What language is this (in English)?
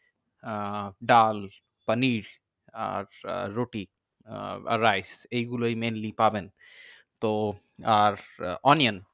Bangla